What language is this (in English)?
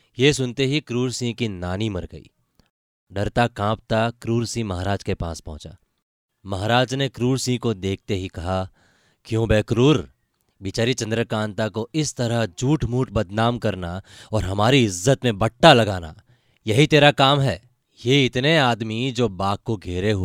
Hindi